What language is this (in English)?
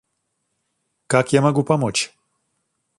Russian